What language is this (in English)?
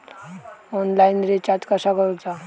Marathi